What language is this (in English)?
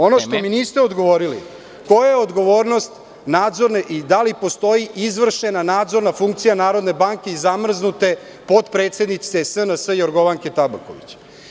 Serbian